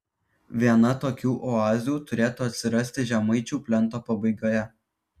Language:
Lithuanian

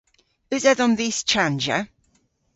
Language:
Cornish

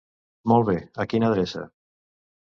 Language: Catalan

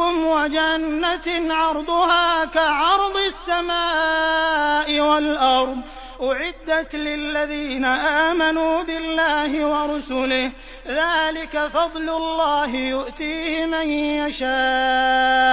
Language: Arabic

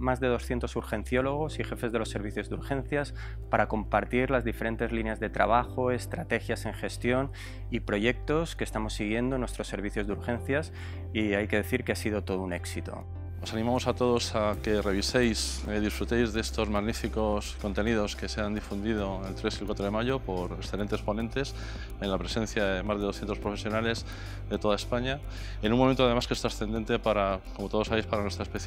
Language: Spanish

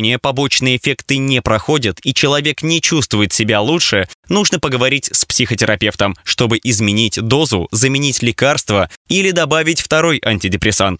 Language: Russian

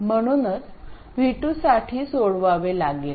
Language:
Marathi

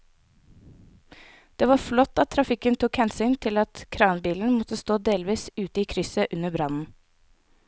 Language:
Norwegian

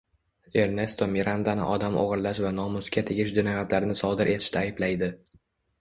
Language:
Uzbek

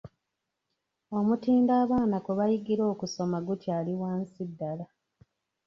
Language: Ganda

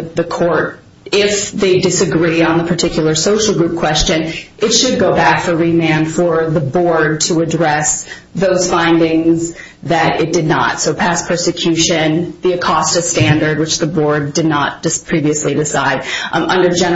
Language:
English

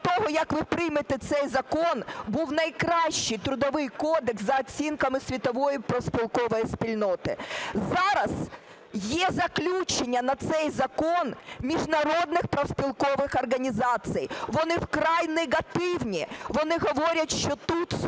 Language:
Ukrainian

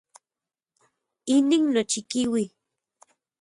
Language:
Central Puebla Nahuatl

